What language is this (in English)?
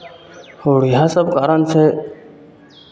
Maithili